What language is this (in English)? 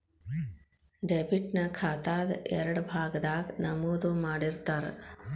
Kannada